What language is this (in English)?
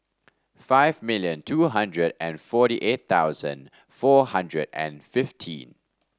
English